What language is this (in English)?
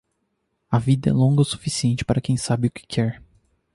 Portuguese